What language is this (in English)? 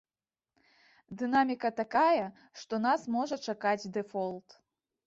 Belarusian